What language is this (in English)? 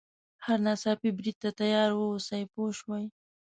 Pashto